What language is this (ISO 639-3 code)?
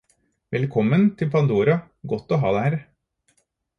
nob